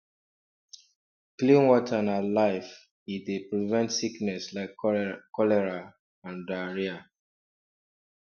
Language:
Nigerian Pidgin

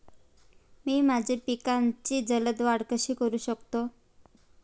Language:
Marathi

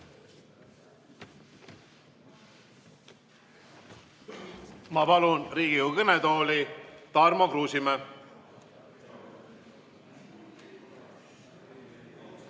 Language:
Estonian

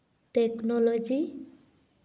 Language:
Santali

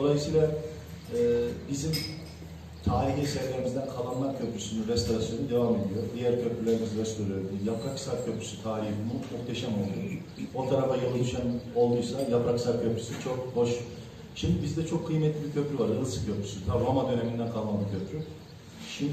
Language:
Turkish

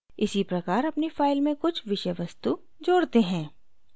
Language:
Hindi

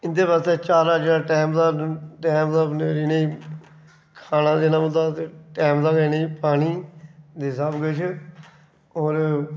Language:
Dogri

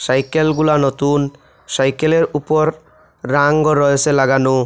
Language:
Bangla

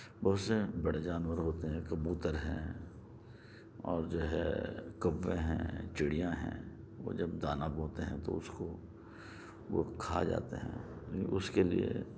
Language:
Urdu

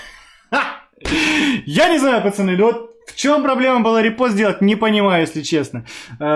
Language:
Russian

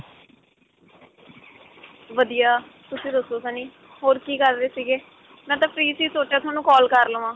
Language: Punjabi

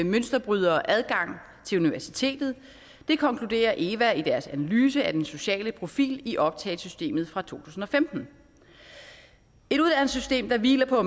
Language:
Danish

